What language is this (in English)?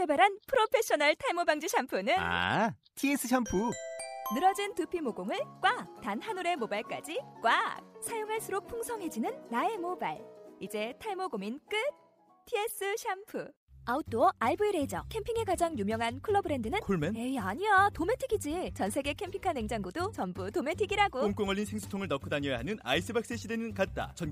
Korean